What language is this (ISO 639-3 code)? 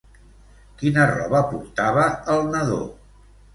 cat